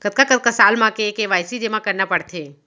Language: Chhattisgarhi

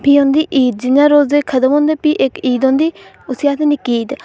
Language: Dogri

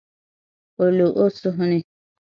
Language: Dagbani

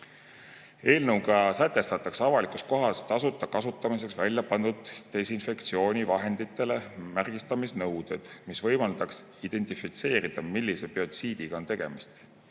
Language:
Estonian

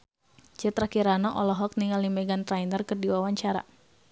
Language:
Sundanese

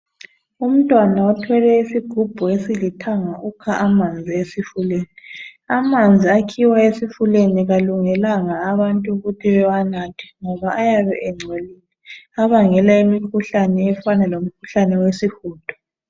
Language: North Ndebele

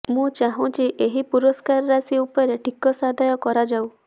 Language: Odia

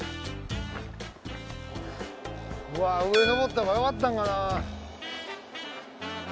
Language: Japanese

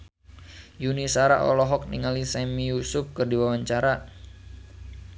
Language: Sundanese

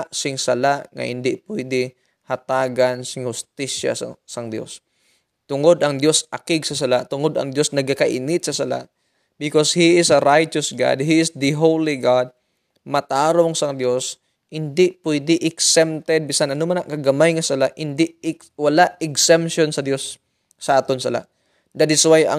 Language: Filipino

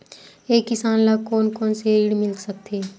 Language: Chhattisgarhi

